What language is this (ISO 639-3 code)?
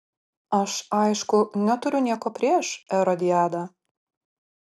lit